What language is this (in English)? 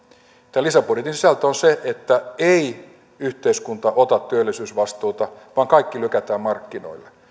Finnish